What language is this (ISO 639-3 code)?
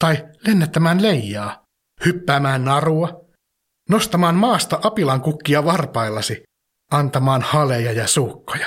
fin